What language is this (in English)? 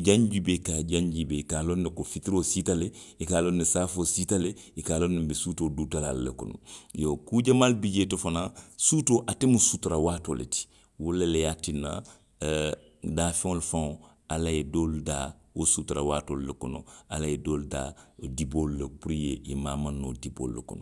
Western Maninkakan